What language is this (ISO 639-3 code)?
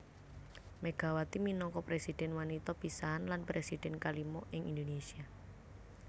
jav